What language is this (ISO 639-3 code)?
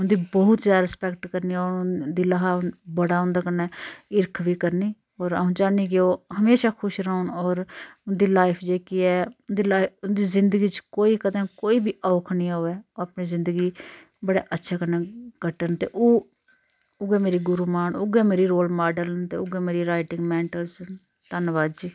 doi